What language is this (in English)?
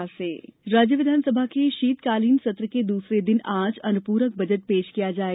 Hindi